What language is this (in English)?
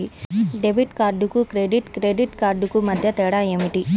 Telugu